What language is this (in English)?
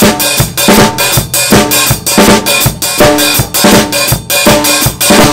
Japanese